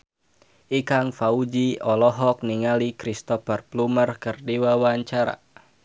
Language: Sundanese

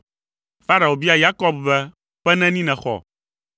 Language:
Ewe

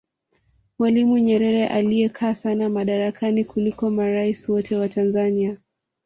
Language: Swahili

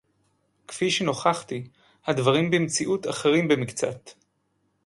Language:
Hebrew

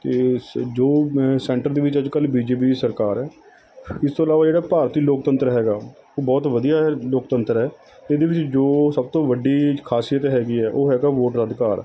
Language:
Punjabi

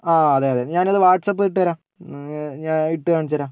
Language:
Malayalam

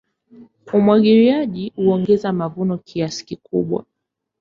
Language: Swahili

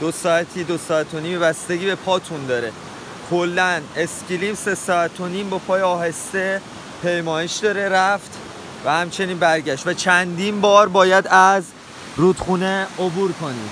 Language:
Persian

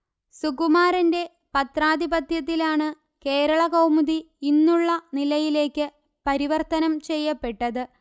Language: Malayalam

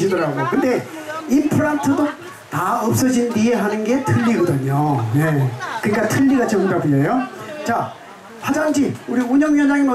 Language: Korean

